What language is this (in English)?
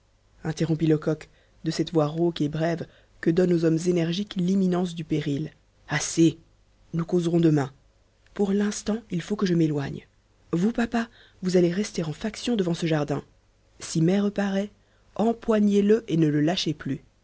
French